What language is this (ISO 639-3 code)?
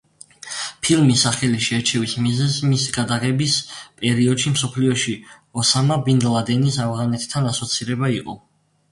kat